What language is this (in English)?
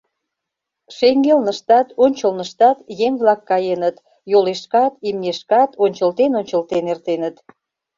Mari